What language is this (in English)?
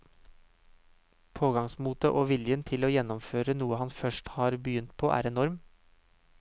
Norwegian